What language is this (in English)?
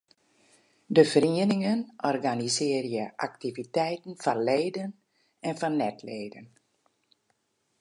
Western Frisian